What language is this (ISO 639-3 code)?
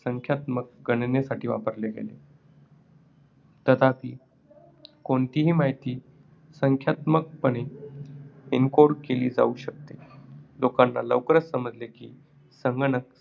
mar